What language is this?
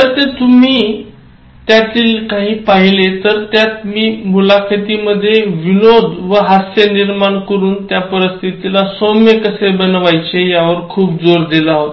Marathi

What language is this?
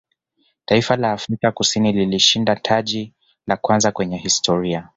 Swahili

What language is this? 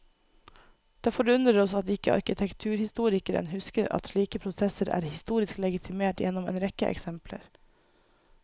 Norwegian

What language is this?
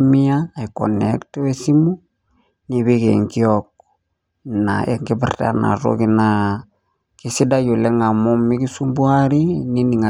Masai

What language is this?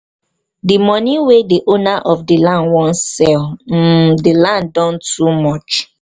Nigerian Pidgin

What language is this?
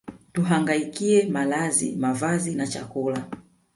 Swahili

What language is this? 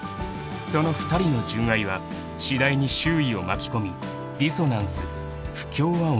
Japanese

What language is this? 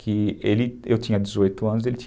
Portuguese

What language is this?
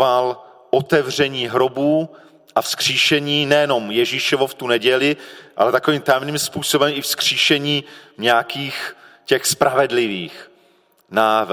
Czech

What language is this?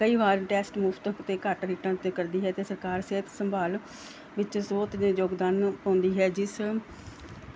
Punjabi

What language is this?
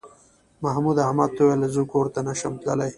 Pashto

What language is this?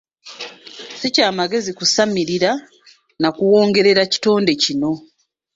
Ganda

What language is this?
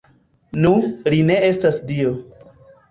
Esperanto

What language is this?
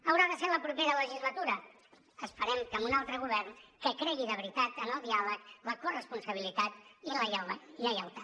Catalan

